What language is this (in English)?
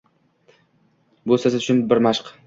Uzbek